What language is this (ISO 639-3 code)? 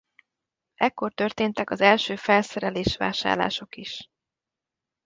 hun